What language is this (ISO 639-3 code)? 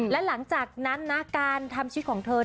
tha